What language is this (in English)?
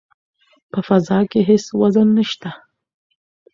Pashto